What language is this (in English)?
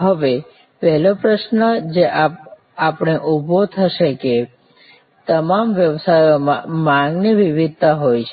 Gujarati